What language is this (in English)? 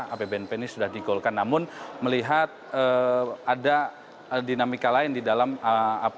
Indonesian